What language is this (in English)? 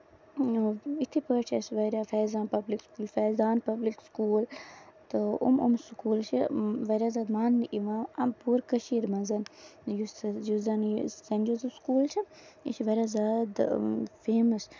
Kashmiri